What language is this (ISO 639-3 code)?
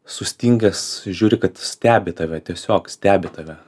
lit